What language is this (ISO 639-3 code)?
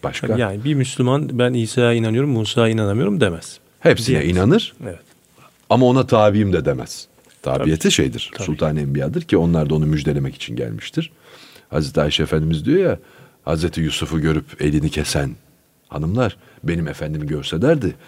tur